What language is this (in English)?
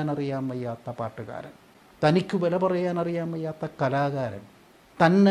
Malayalam